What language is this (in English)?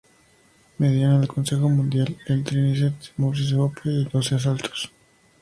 Spanish